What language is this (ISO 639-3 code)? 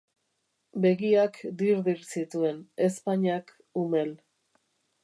eus